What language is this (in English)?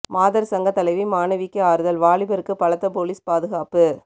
Tamil